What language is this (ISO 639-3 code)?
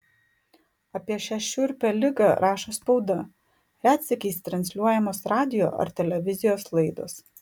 lit